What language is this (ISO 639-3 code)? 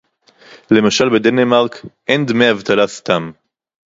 heb